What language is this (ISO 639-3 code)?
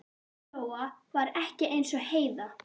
isl